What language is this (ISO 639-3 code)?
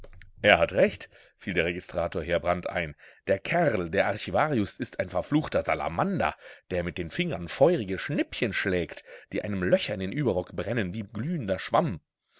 deu